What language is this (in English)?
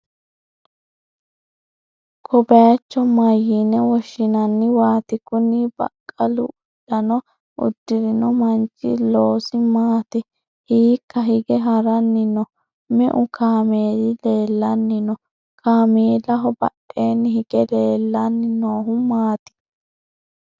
Sidamo